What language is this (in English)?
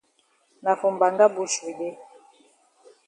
Cameroon Pidgin